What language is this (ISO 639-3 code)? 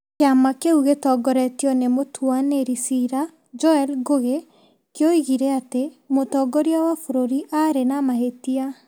kik